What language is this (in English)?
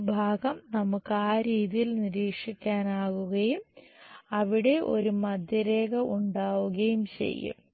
Malayalam